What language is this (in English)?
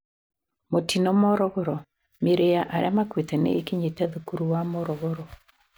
Kikuyu